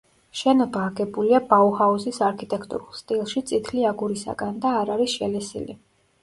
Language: Georgian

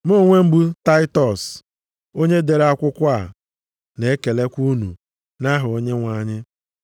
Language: Igbo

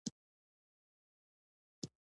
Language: Pashto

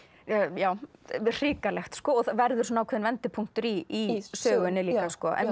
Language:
Icelandic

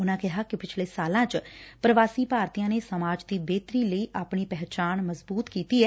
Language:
Punjabi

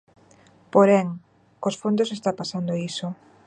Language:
Galician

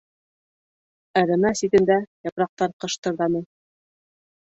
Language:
Bashkir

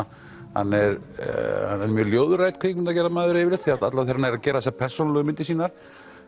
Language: Icelandic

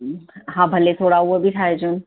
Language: Sindhi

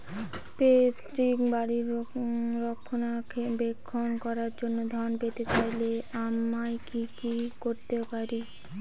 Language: Bangla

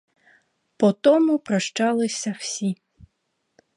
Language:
Ukrainian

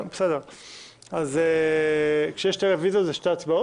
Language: Hebrew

